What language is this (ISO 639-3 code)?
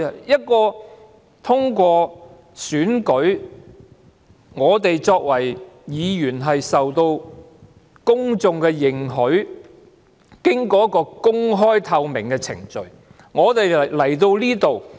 yue